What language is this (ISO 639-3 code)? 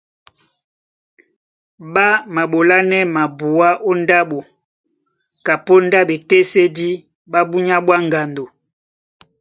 dua